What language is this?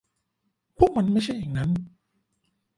Thai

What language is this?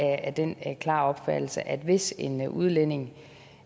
Danish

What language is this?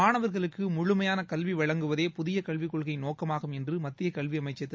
Tamil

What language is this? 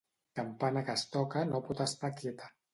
Catalan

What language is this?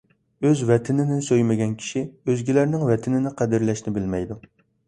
Uyghur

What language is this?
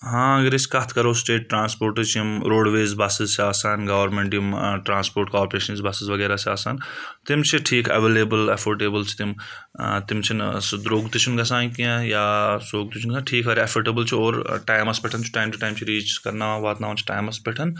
Kashmiri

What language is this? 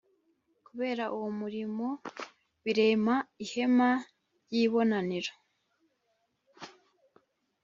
Kinyarwanda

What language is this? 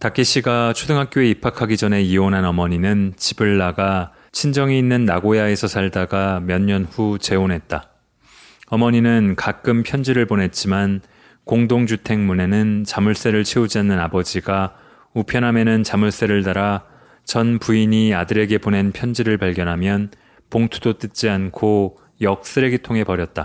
Korean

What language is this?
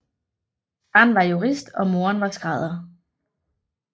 Danish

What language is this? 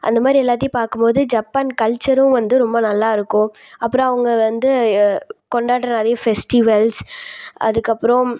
Tamil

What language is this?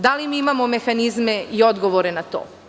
Serbian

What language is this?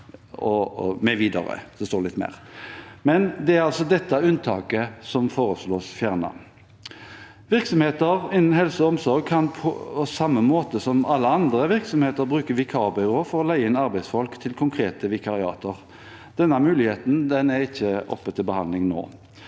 Norwegian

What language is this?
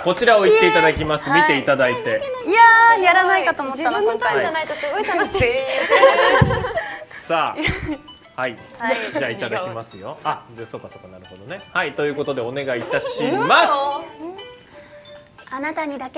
Japanese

